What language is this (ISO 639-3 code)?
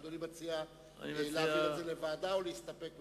heb